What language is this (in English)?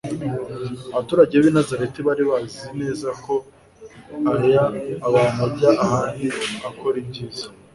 Kinyarwanda